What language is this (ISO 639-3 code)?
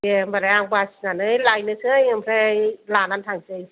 brx